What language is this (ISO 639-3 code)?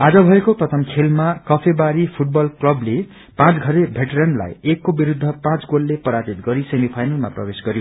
nep